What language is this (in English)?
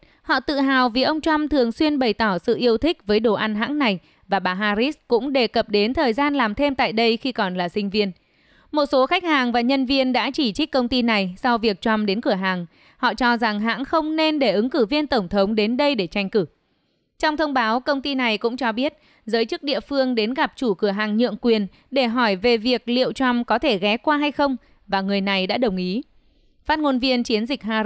Vietnamese